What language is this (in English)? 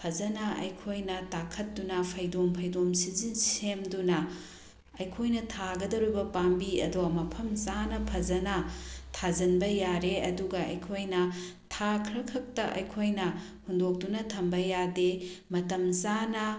Manipuri